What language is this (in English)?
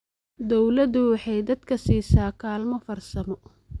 Somali